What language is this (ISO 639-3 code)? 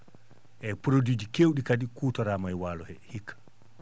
ful